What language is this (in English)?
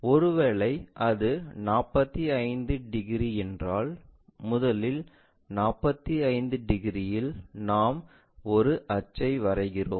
Tamil